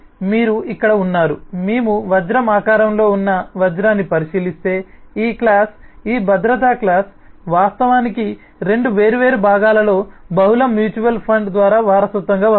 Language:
Telugu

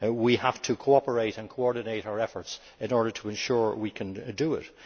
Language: English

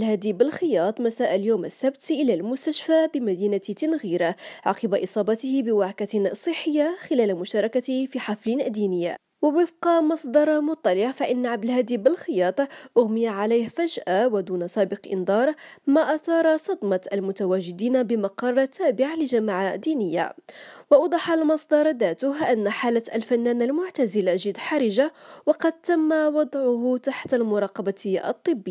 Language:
Arabic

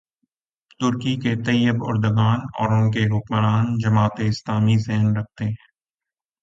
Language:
Urdu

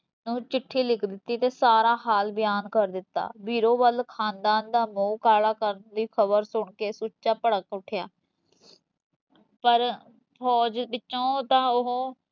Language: Punjabi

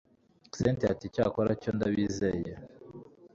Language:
Kinyarwanda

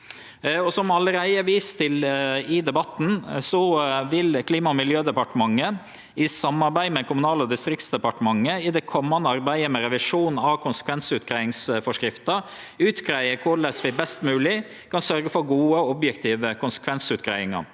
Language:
Norwegian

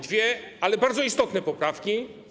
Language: Polish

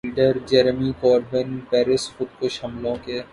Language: Urdu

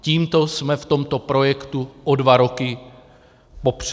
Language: Czech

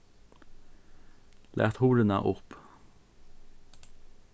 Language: Faroese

